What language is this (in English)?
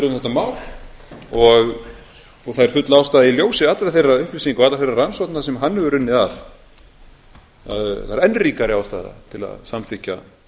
Icelandic